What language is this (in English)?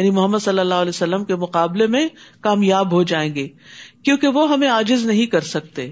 Urdu